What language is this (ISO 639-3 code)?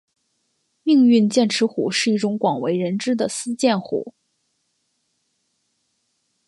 zho